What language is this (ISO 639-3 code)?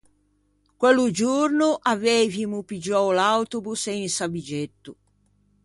lij